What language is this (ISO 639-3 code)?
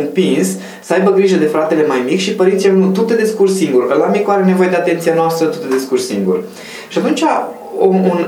ron